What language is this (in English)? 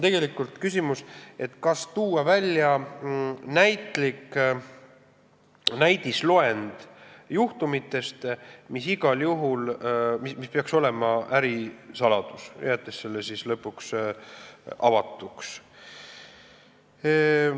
Estonian